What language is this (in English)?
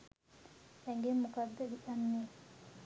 Sinhala